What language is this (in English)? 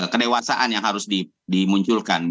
Indonesian